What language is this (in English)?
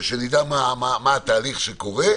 Hebrew